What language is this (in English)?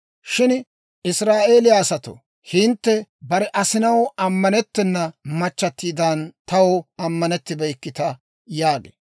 Dawro